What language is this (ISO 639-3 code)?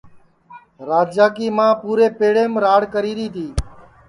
ssi